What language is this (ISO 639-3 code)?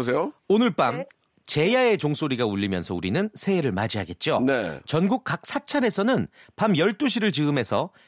kor